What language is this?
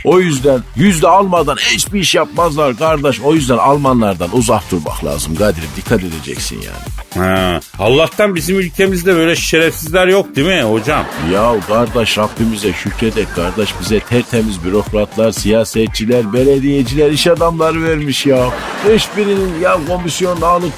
Turkish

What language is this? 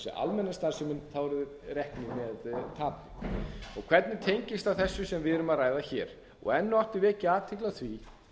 Icelandic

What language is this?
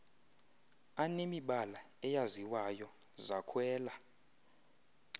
Xhosa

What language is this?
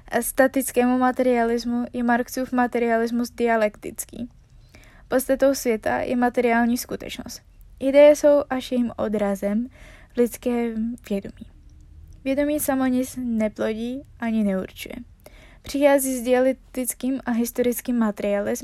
Czech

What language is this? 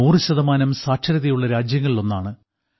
Malayalam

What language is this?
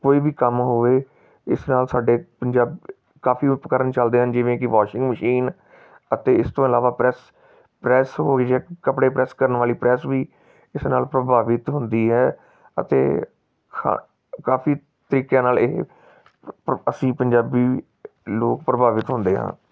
Punjabi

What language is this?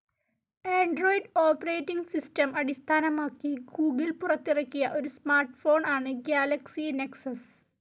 Malayalam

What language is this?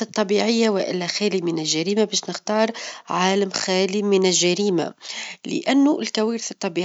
Tunisian Arabic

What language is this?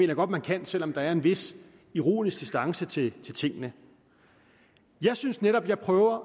Danish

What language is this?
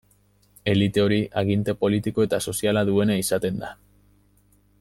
Basque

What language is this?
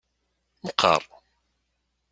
Kabyle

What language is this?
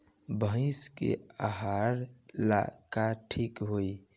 Bhojpuri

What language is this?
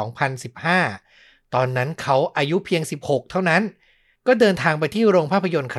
Thai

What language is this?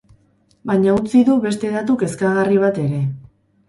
Basque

